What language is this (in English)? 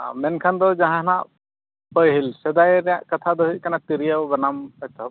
Santali